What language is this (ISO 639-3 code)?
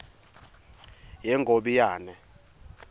ssw